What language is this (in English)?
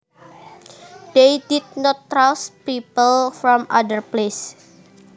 Javanese